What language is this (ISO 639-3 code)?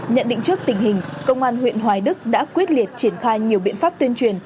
vie